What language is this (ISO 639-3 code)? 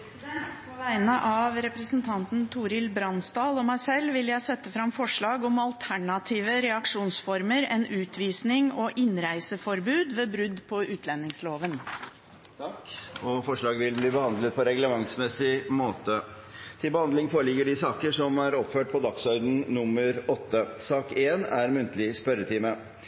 nob